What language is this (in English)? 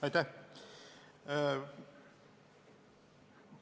Estonian